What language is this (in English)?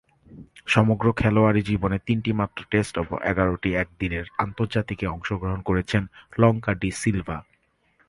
Bangla